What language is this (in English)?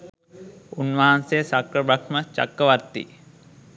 Sinhala